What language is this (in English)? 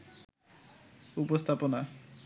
Bangla